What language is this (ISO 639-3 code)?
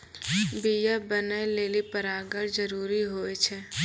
mai